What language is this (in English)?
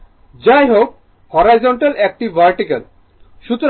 Bangla